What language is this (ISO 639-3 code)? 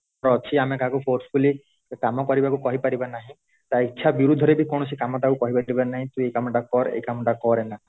ori